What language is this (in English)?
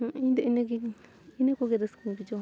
Santali